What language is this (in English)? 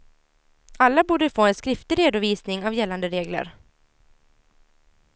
Swedish